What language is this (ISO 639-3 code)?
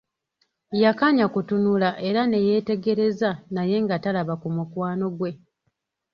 lug